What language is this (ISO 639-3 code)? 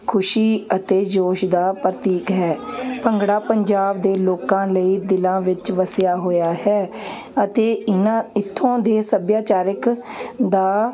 pan